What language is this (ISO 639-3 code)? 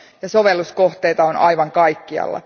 fin